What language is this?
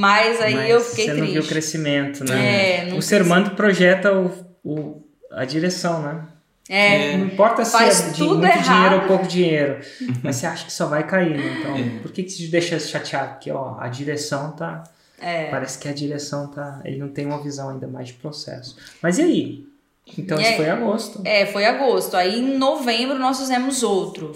Portuguese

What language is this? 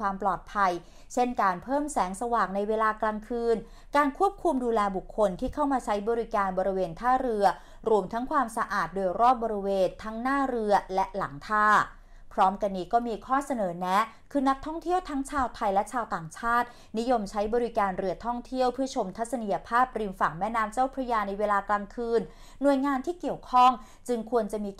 Thai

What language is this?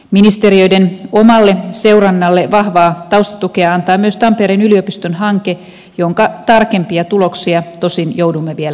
Finnish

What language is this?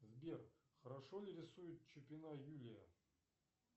Russian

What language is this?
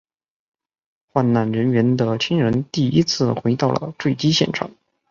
Chinese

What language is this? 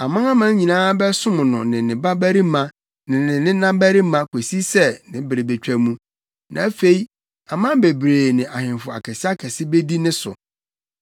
Akan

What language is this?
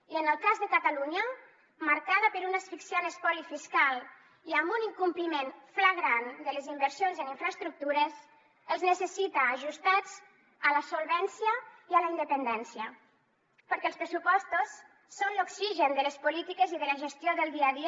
Catalan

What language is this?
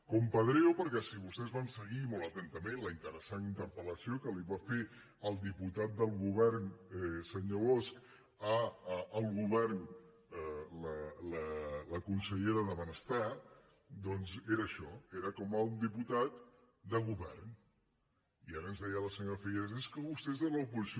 Catalan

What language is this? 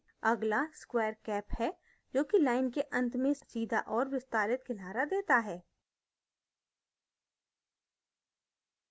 Hindi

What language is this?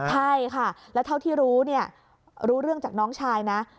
Thai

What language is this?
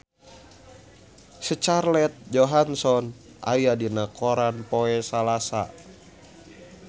Sundanese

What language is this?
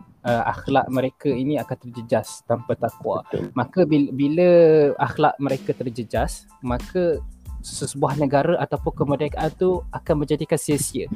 Malay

